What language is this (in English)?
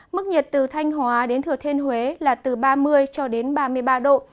Vietnamese